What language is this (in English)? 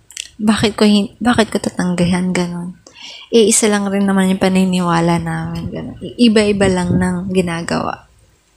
Filipino